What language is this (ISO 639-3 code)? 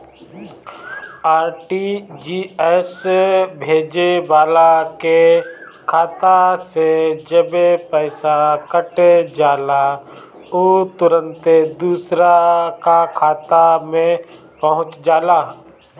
bho